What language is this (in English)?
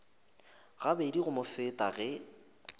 Northern Sotho